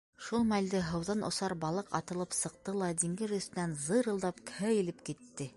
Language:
Bashkir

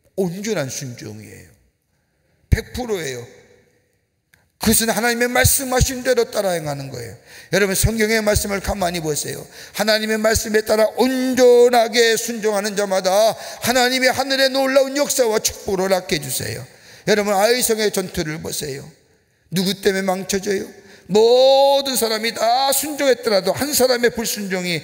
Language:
Korean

